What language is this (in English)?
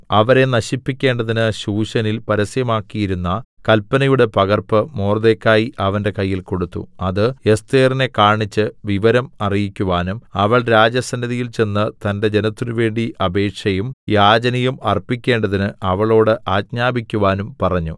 Malayalam